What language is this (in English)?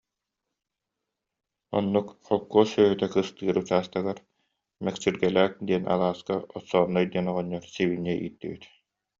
Yakut